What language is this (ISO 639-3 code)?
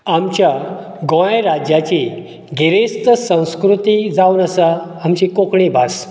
kok